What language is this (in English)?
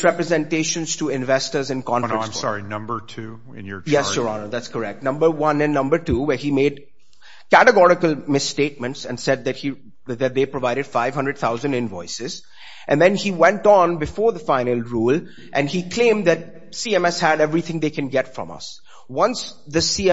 English